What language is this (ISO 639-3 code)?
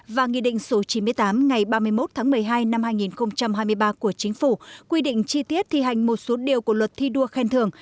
vie